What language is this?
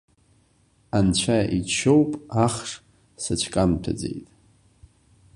Abkhazian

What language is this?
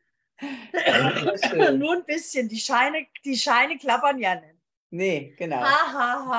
German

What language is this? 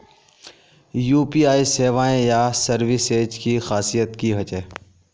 Magahi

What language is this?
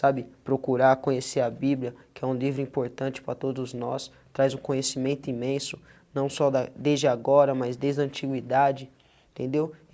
Portuguese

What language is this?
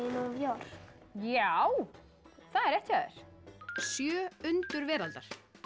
Icelandic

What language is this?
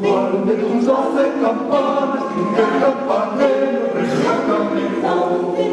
Dutch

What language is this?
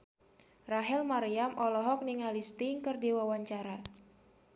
Sundanese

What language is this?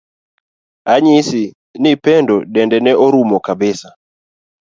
Luo (Kenya and Tanzania)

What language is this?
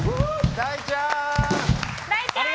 Japanese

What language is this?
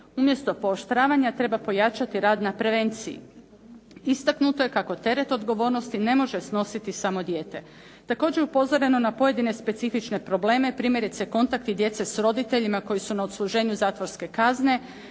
Croatian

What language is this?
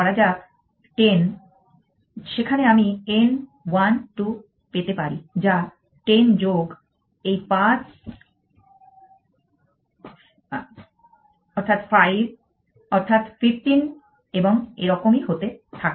Bangla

